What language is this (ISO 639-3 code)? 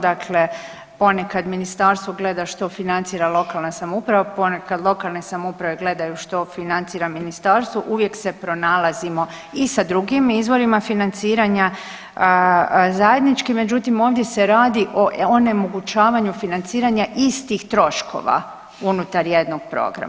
hrv